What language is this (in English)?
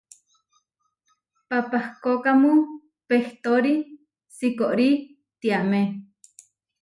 Huarijio